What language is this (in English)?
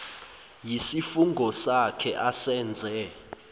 Zulu